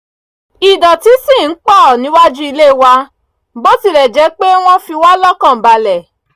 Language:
Yoruba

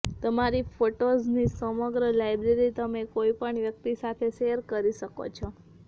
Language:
Gujarati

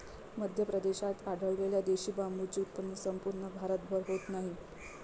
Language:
Marathi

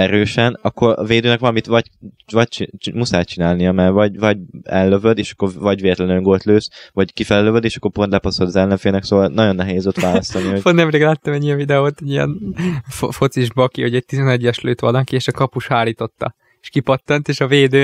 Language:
Hungarian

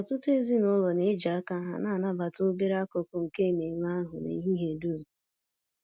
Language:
Igbo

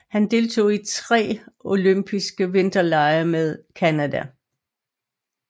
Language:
Danish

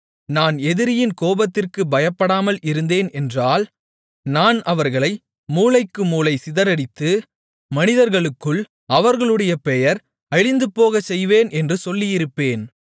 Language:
Tamil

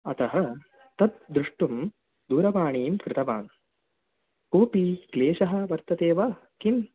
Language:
Sanskrit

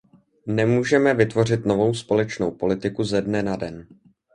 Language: Czech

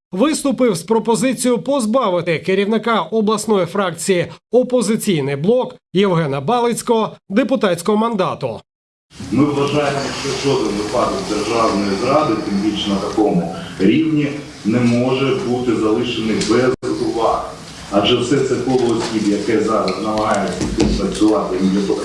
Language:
Ukrainian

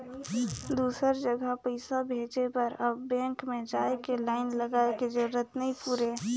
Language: Chhattisgarhi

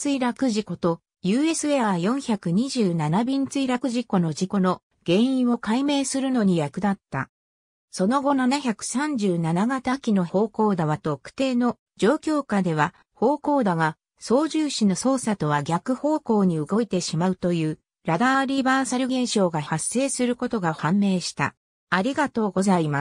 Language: Japanese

